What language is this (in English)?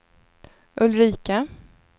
Swedish